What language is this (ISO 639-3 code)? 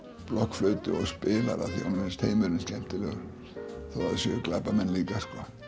isl